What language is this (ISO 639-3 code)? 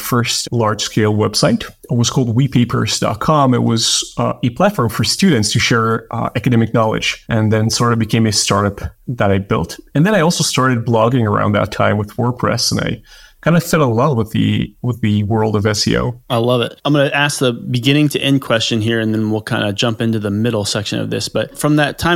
eng